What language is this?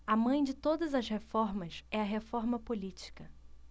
Portuguese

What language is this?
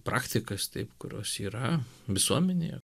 Lithuanian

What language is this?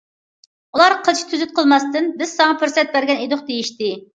Uyghur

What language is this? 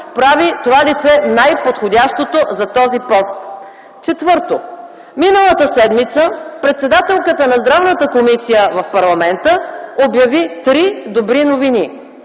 Bulgarian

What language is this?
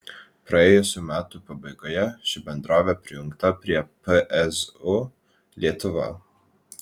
Lithuanian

